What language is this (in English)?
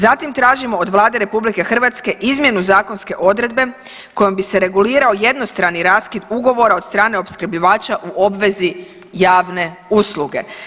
Croatian